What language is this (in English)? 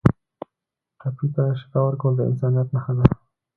Pashto